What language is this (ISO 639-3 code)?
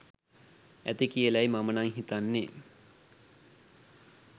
sin